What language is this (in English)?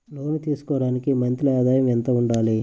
Telugu